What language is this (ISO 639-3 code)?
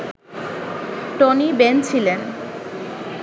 ben